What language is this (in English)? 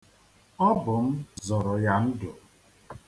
Igbo